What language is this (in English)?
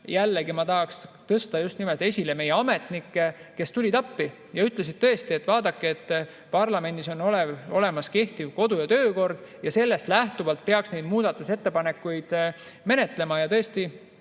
Estonian